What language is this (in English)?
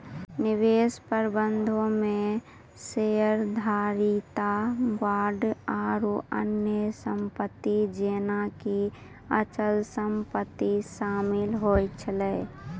Maithili